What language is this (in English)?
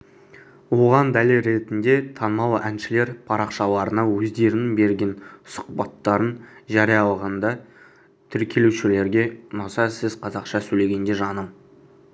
Kazakh